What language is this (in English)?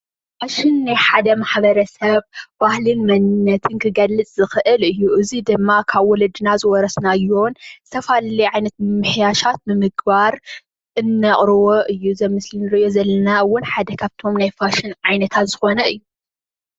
Tigrinya